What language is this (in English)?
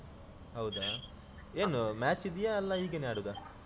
Kannada